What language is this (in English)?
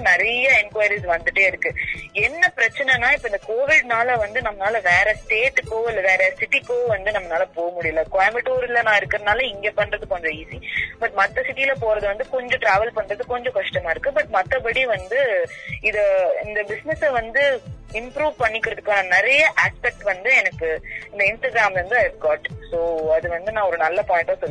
Tamil